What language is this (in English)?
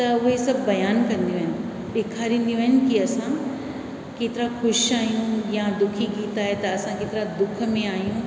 Sindhi